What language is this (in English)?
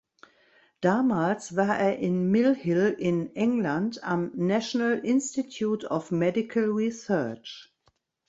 German